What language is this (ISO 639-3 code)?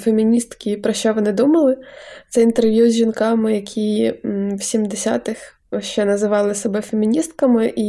ukr